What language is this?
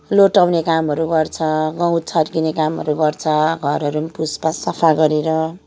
Nepali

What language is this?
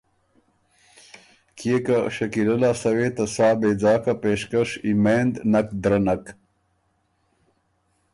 Ormuri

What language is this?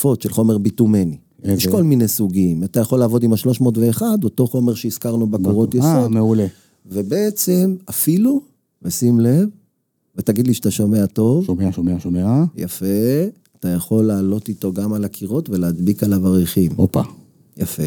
Hebrew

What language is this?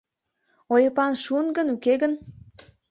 Mari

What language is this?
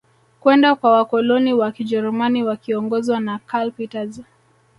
Swahili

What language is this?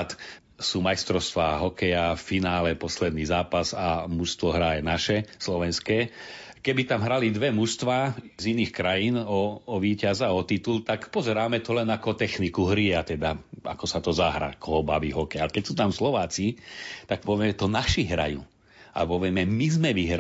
Slovak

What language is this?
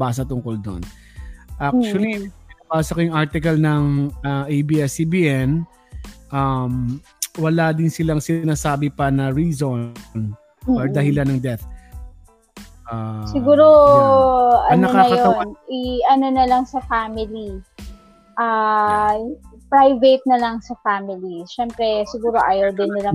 Filipino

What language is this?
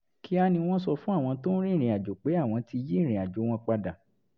Yoruba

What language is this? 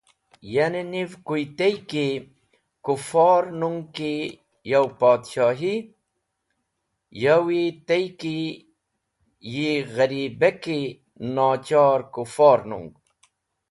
Wakhi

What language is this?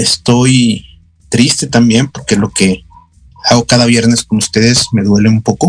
Spanish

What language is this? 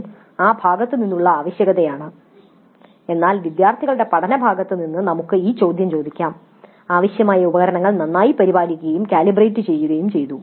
Malayalam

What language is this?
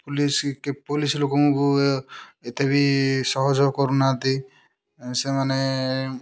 Odia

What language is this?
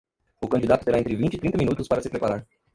Portuguese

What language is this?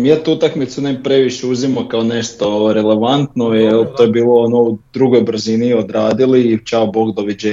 Croatian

